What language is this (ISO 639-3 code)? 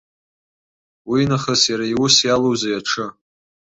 abk